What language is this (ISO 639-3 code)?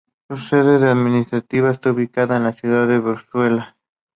spa